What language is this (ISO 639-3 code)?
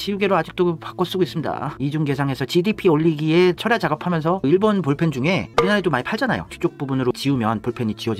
kor